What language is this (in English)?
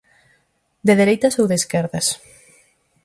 Galician